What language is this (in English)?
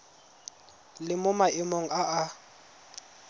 Tswana